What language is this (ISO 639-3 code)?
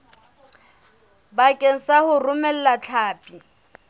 sot